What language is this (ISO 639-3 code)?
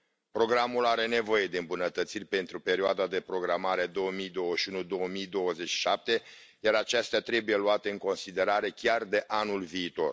ron